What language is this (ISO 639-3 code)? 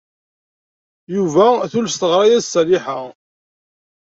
kab